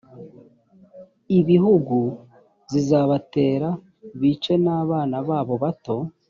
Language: Kinyarwanda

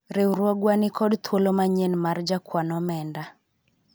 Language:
Luo (Kenya and Tanzania)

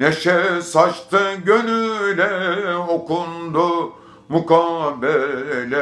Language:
Turkish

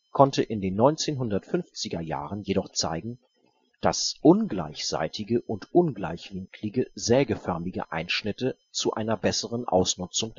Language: German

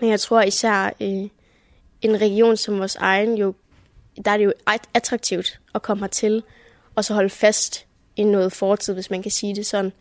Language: Danish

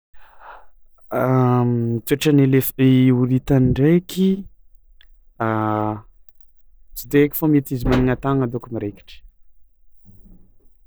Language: Tsimihety Malagasy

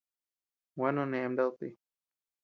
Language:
Tepeuxila Cuicatec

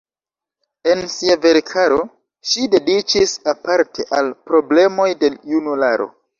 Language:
Esperanto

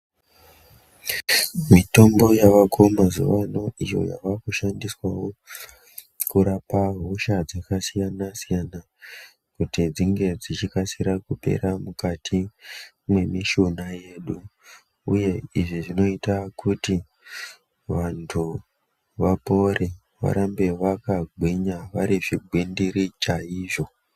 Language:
Ndau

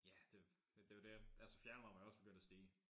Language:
Danish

